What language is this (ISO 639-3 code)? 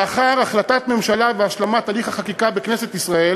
heb